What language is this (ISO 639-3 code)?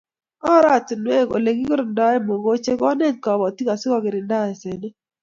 kln